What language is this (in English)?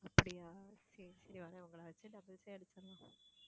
Tamil